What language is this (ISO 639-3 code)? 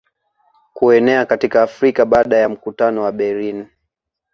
swa